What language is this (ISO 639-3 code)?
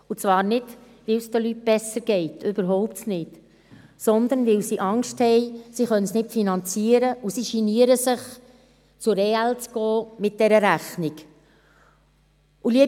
gsw